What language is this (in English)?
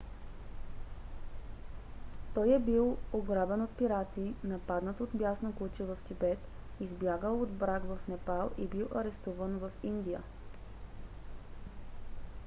Bulgarian